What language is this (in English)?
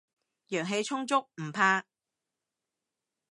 Cantonese